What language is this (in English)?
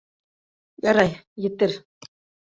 Bashkir